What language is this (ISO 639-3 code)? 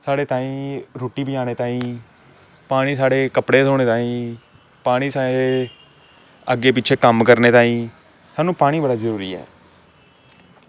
doi